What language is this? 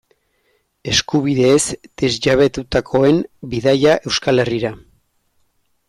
Basque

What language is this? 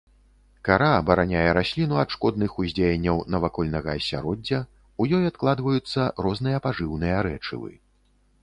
Belarusian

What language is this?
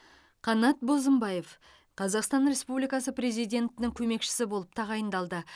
Kazakh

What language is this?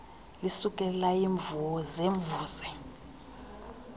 Xhosa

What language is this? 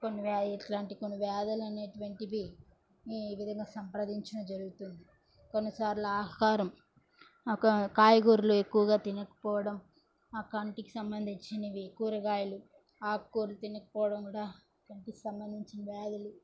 Telugu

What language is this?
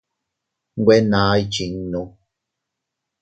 Teutila Cuicatec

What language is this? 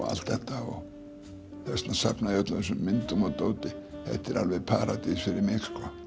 Icelandic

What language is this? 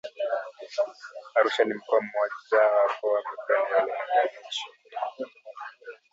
Swahili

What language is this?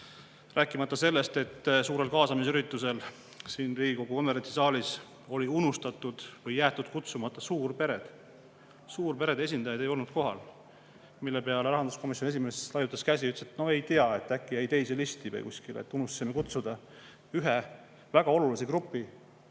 Estonian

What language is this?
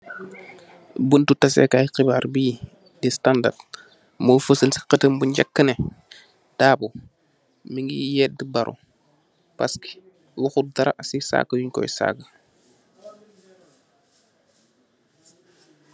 Wolof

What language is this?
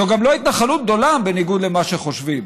Hebrew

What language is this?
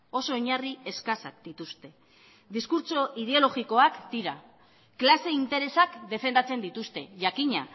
Basque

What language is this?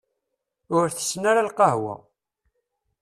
Kabyle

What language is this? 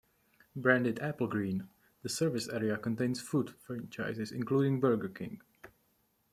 English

